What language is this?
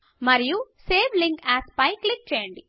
Telugu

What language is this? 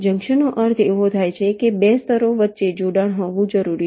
Gujarati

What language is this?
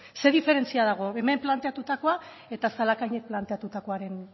Basque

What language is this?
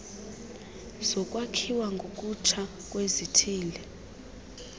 Xhosa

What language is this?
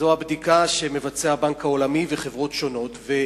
Hebrew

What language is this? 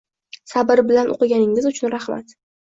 Uzbek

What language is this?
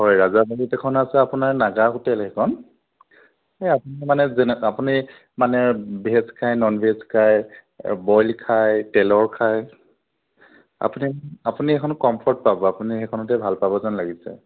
Assamese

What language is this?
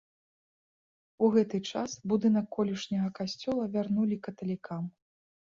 Belarusian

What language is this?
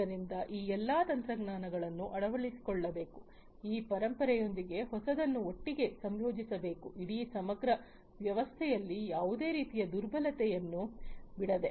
Kannada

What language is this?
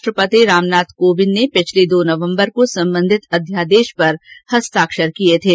Hindi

